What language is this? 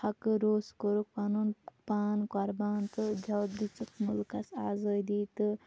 Kashmiri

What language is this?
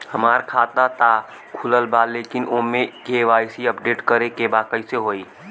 Bhojpuri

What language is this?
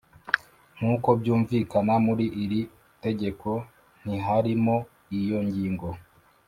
Kinyarwanda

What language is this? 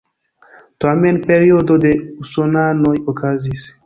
Esperanto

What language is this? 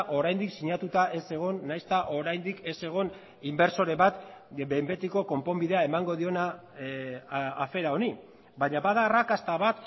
Basque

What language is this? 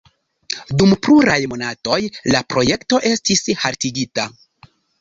Esperanto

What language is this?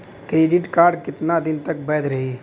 Bhojpuri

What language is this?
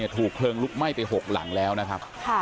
Thai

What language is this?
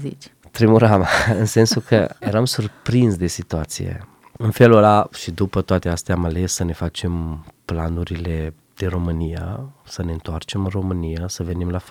Romanian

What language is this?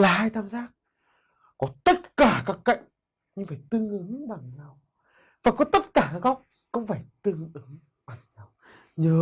Vietnamese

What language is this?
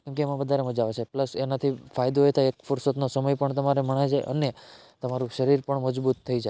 Gujarati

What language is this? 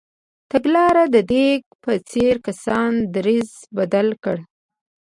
Pashto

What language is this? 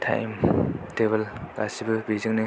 Bodo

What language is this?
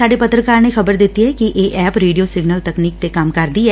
Punjabi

